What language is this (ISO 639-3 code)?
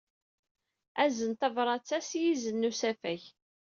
kab